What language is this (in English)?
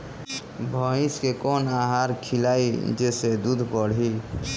Bhojpuri